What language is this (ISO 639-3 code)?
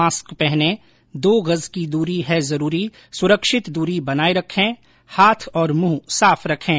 hin